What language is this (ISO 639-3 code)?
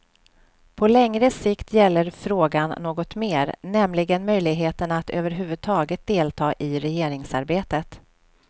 swe